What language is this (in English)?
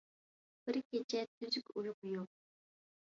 Uyghur